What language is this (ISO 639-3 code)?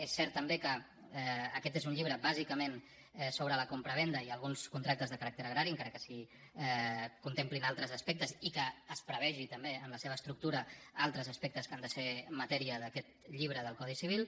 cat